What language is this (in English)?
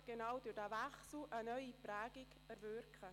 Swiss German